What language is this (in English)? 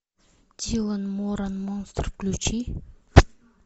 Russian